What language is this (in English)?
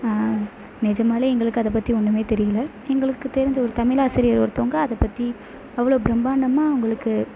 Tamil